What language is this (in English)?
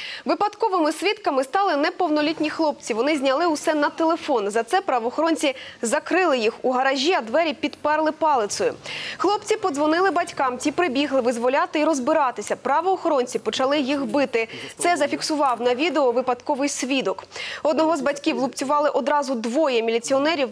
Ukrainian